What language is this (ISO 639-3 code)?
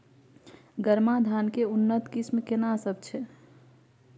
mai